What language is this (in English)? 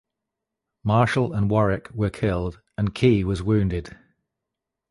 English